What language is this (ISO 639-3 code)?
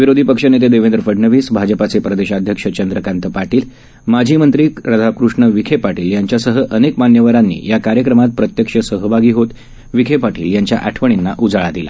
mar